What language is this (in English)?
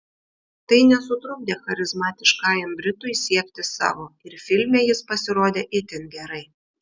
Lithuanian